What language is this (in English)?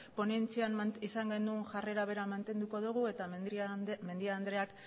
Basque